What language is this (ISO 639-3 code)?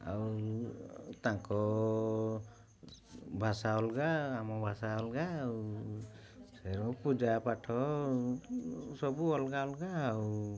ori